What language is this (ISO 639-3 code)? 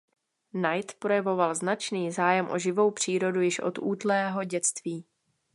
ces